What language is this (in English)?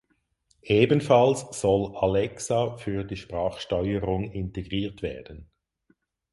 German